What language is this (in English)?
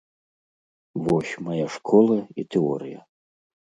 Belarusian